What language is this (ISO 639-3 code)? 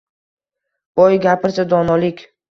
uzb